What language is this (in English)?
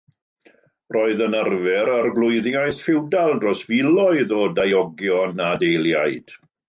Welsh